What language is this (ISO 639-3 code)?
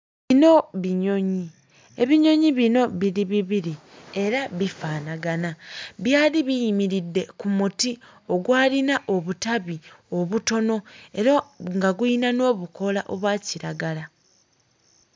lug